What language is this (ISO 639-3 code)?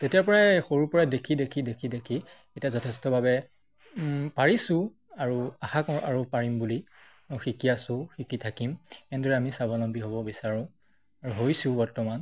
asm